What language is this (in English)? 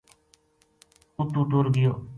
Gujari